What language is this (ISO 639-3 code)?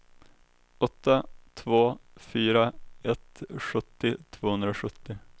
swe